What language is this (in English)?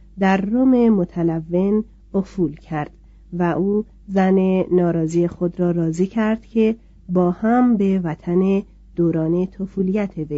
Persian